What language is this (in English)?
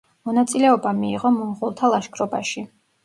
Georgian